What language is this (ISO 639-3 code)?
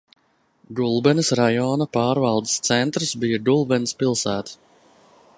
lav